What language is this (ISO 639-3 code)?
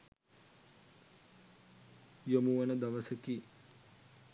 sin